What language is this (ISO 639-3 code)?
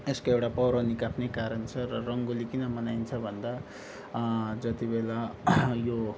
nep